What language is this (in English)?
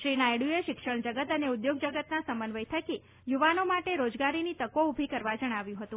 Gujarati